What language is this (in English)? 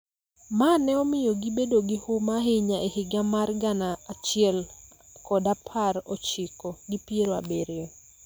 Luo (Kenya and Tanzania)